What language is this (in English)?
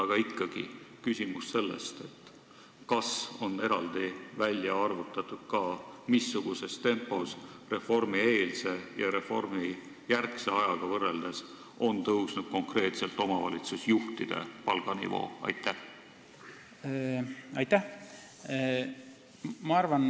Estonian